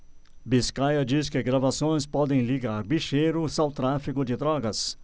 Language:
Portuguese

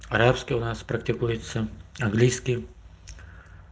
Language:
Russian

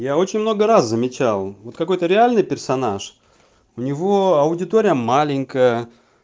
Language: Russian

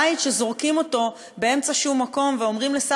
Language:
Hebrew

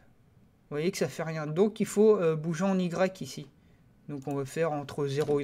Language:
French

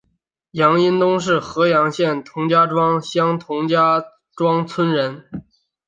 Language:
Chinese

